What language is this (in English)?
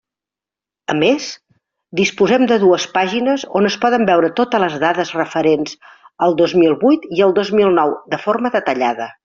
Catalan